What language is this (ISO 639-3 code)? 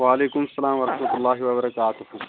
kas